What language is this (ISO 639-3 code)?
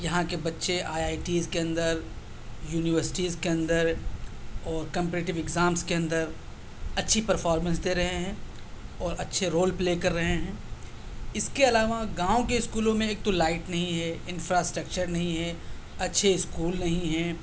urd